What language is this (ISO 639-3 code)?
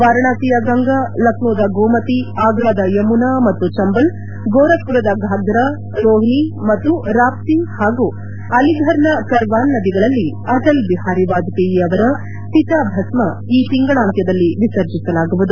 kan